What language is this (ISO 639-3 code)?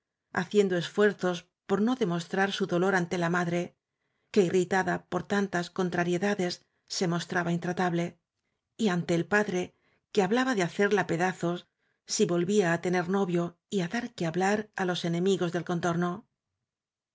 spa